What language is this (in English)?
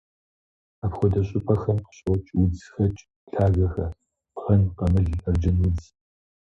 Kabardian